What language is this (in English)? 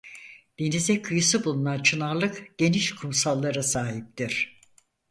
Turkish